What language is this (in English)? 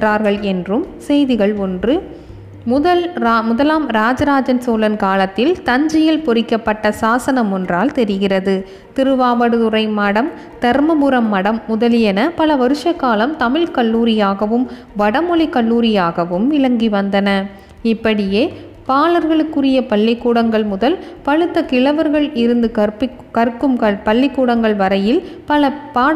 Tamil